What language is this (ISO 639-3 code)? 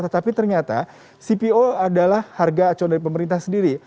ind